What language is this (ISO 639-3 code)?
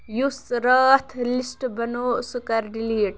kas